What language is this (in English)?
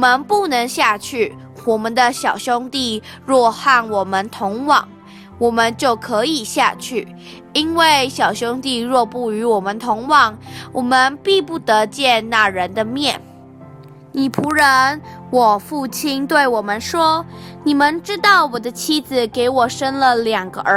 Chinese